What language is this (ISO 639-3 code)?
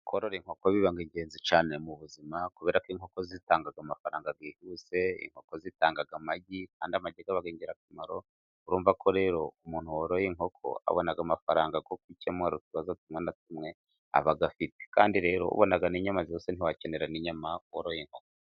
kin